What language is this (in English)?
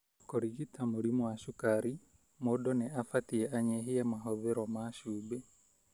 Kikuyu